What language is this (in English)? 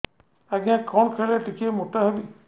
Odia